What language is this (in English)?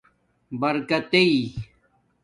Domaaki